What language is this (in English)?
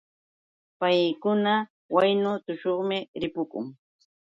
Yauyos Quechua